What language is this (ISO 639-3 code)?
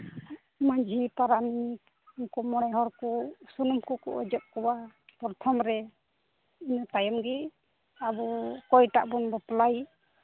sat